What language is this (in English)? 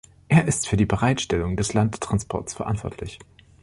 German